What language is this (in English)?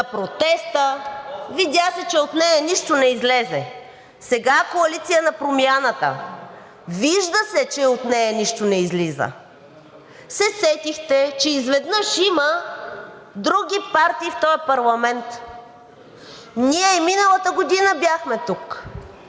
Bulgarian